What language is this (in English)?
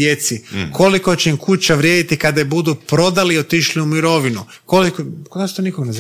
Croatian